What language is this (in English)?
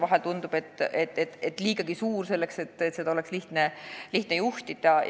Estonian